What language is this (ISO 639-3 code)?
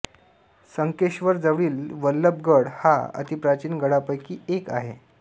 mar